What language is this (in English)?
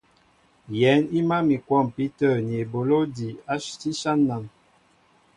Mbo (Cameroon)